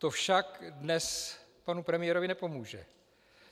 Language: Czech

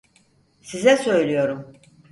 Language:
Turkish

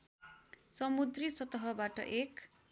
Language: Nepali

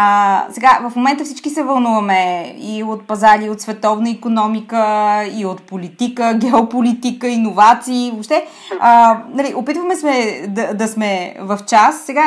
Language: Bulgarian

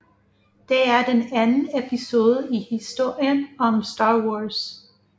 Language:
Danish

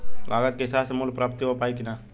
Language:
Bhojpuri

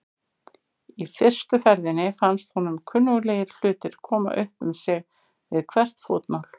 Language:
Icelandic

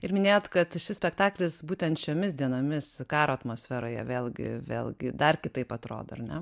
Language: Lithuanian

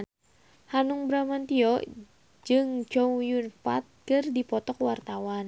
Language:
Sundanese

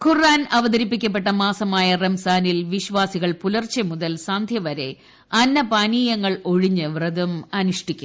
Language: Malayalam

